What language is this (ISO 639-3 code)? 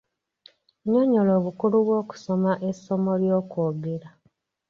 lug